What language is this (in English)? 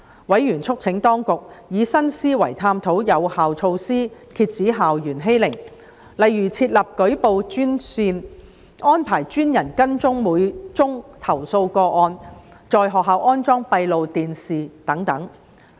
Cantonese